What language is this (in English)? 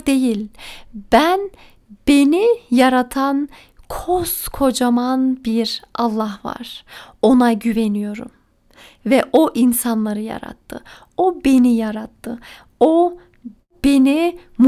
Turkish